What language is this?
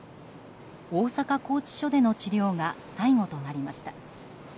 Japanese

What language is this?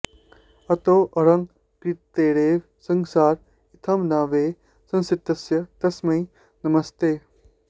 Sanskrit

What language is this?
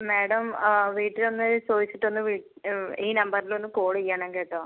Malayalam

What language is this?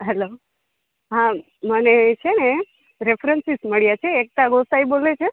Gujarati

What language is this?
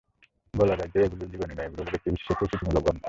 Bangla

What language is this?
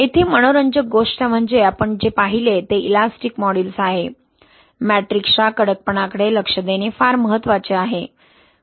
Marathi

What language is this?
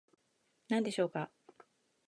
Japanese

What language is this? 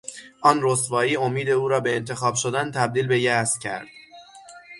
Persian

